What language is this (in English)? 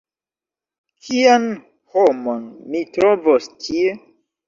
Esperanto